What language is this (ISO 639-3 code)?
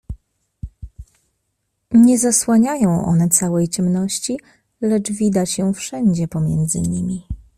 pol